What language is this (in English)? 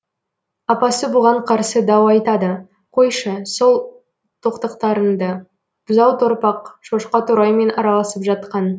Kazakh